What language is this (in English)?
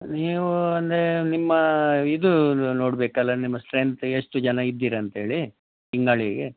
Kannada